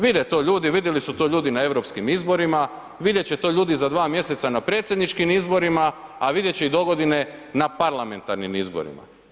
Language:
Croatian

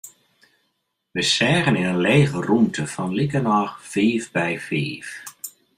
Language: Western Frisian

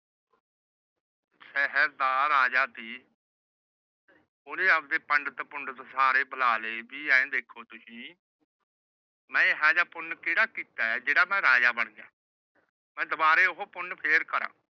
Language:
Punjabi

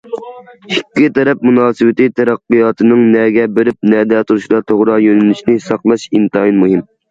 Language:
Uyghur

